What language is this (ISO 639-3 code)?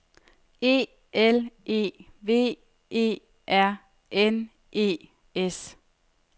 dan